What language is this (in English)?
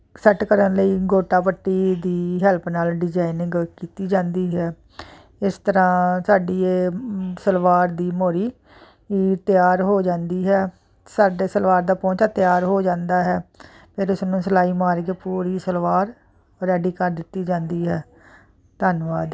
Punjabi